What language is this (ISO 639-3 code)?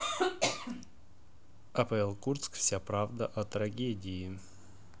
rus